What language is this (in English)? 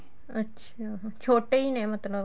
Punjabi